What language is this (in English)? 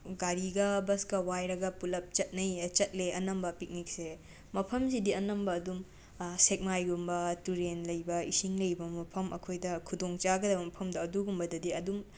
Manipuri